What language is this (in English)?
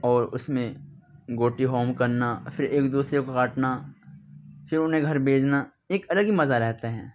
Urdu